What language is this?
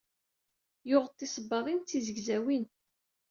Kabyle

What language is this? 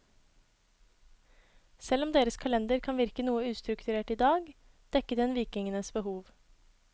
Norwegian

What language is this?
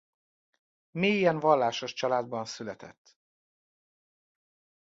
Hungarian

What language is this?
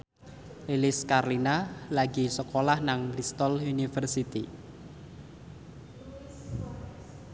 Javanese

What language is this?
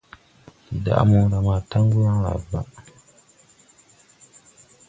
Tupuri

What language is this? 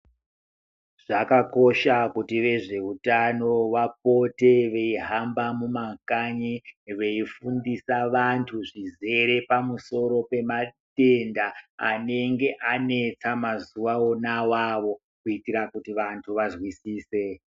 Ndau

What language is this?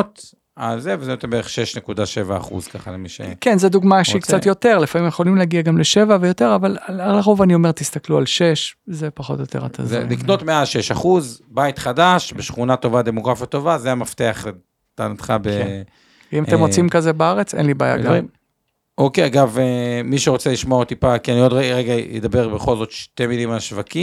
Hebrew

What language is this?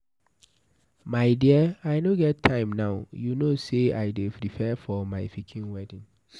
Nigerian Pidgin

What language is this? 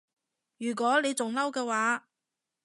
Cantonese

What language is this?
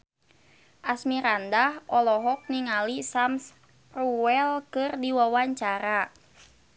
Sundanese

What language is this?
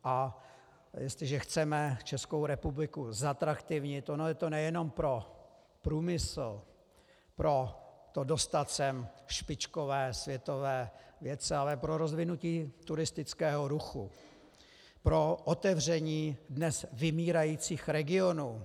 Czech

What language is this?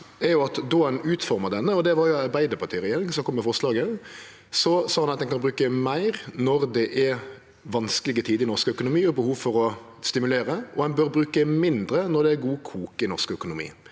Norwegian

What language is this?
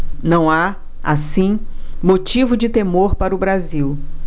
Portuguese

